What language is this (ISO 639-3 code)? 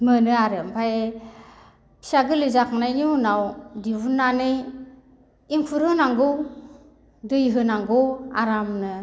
brx